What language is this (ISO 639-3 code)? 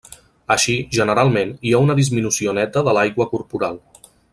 cat